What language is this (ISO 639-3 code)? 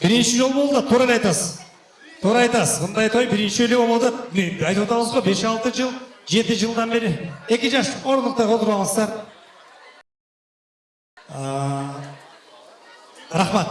tur